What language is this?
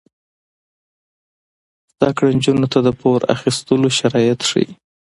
Pashto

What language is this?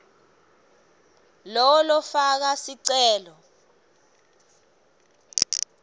Swati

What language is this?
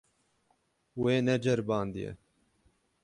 Kurdish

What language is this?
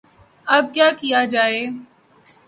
Urdu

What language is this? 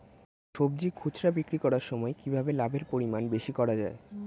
Bangla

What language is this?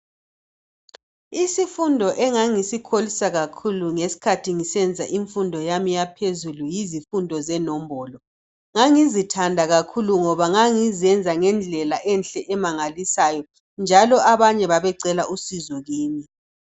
North Ndebele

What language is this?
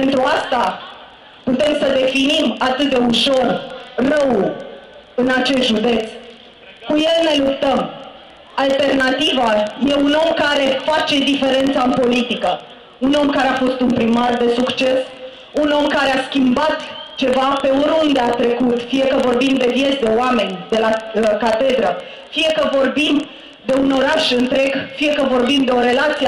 Romanian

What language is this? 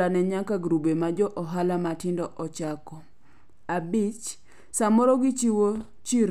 Luo (Kenya and Tanzania)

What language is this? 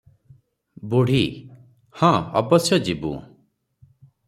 Odia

